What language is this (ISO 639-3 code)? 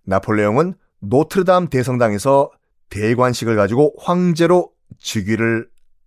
kor